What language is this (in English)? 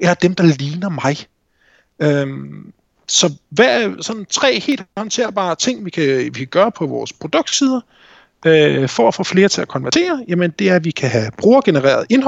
Danish